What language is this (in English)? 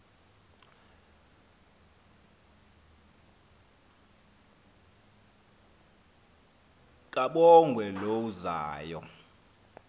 Xhosa